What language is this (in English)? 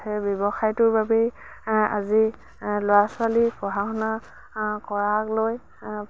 Assamese